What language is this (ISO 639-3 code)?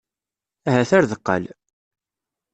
kab